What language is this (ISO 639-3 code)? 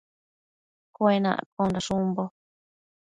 mcf